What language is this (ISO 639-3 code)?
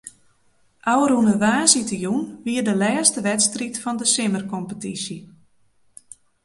fry